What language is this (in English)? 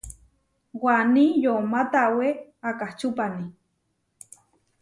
Huarijio